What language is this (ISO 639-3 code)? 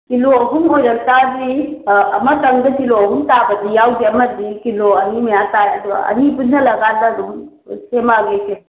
mni